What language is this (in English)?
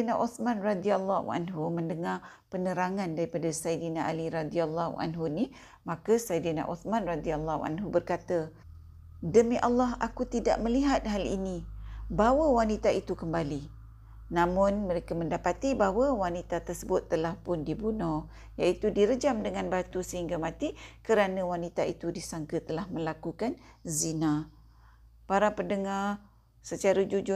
Malay